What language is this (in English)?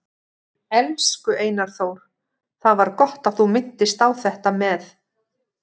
Icelandic